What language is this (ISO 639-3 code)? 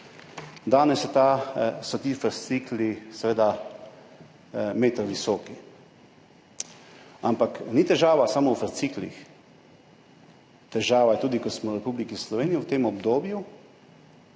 slv